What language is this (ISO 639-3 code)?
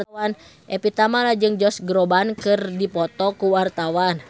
sun